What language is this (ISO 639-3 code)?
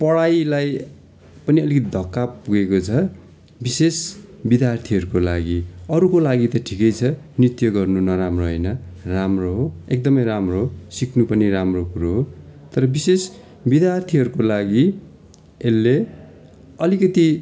nep